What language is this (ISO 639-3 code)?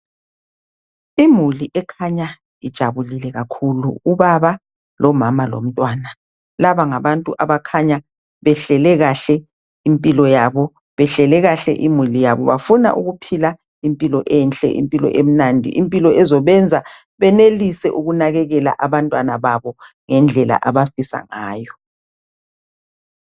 nde